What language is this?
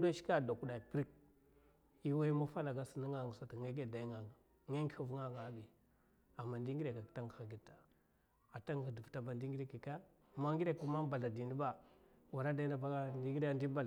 Mafa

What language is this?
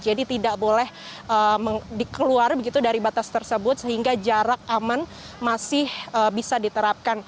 Indonesian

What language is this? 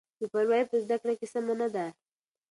Pashto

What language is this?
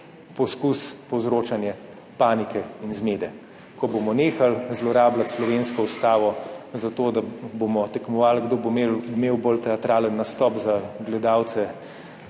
Slovenian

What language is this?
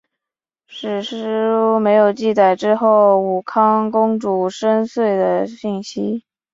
Chinese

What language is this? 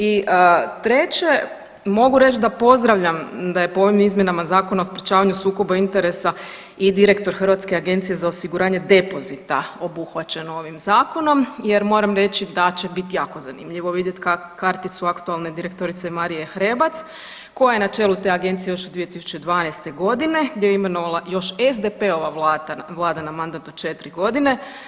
Croatian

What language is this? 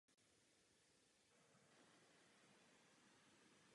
Czech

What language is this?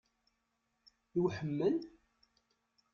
Kabyle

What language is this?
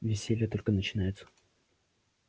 Russian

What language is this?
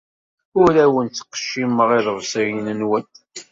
Kabyle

